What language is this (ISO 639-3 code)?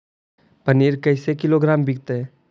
mag